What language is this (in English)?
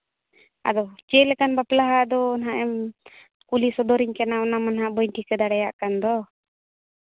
Santali